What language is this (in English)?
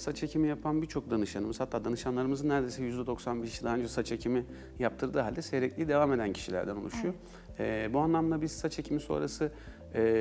Turkish